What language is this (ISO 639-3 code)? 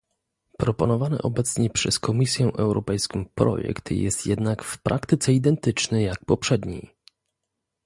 pol